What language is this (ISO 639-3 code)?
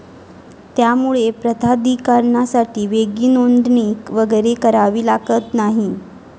mar